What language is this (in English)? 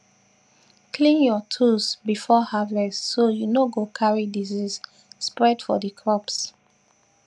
Nigerian Pidgin